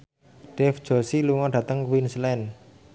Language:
Javanese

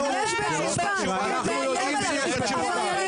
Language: Hebrew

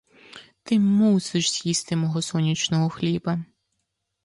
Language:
Ukrainian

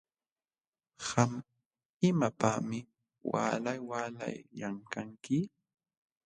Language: Jauja Wanca Quechua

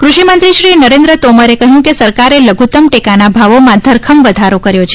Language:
Gujarati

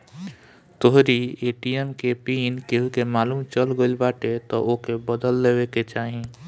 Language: Bhojpuri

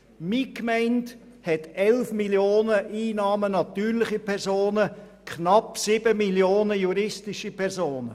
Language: Swiss German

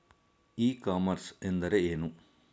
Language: Kannada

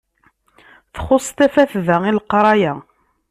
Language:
Kabyle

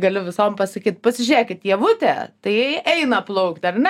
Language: Lithuanian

